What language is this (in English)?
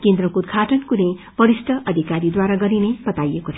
Nepali